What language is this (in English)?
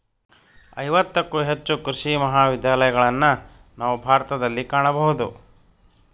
Kannada